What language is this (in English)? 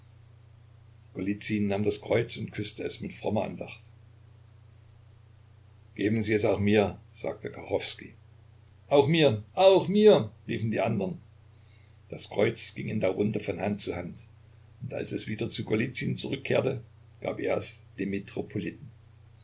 German